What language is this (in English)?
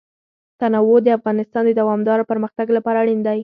Pashto